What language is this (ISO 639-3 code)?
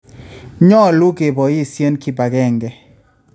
kln